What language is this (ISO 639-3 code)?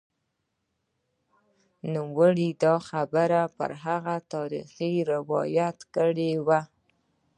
pus